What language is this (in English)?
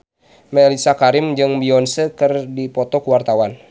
Sundanese